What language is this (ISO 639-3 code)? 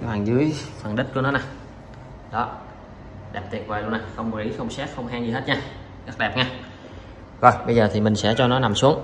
vie